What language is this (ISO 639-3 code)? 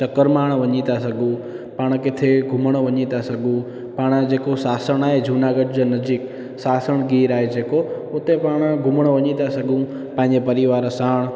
snd